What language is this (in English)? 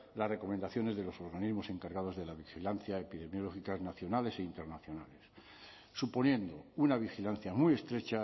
Spanish